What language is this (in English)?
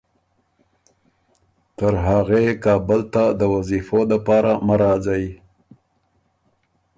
Ormuri